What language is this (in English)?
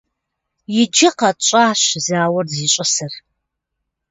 Kabardian